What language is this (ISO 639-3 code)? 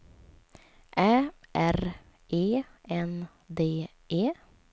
swe